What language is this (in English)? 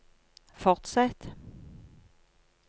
Norwegian